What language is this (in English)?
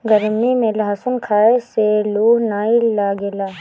Bhojpuri